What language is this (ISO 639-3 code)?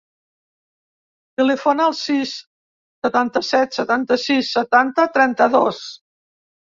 cat